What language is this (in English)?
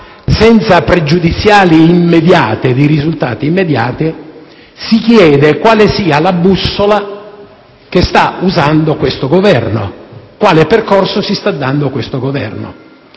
Italian